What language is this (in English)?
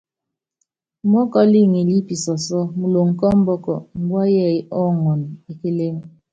Yangben